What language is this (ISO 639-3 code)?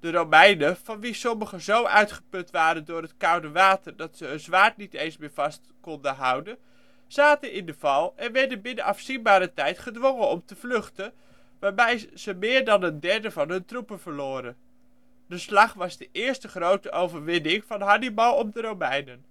nld